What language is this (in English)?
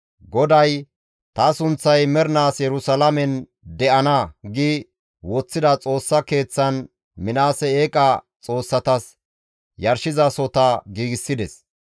Gamo